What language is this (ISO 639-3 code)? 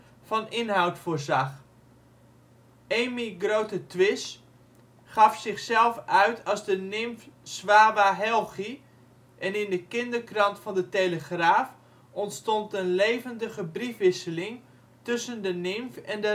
nld